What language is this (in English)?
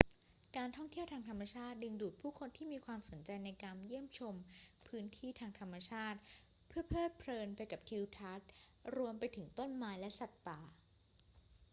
Thai